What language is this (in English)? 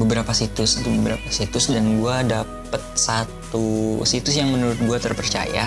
Indonesian